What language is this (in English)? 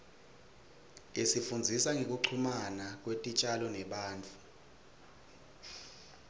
Swati